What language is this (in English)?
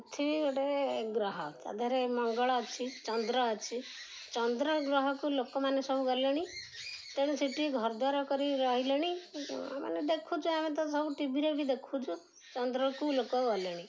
Odia